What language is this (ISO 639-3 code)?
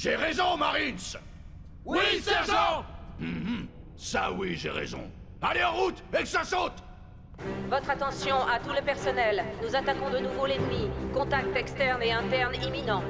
fra